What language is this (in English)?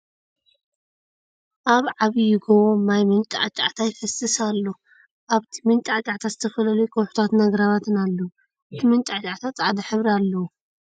Tigrinya